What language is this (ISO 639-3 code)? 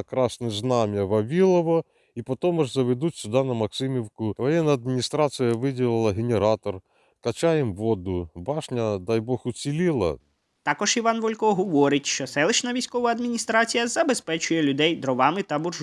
ukr